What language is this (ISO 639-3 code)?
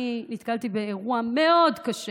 heb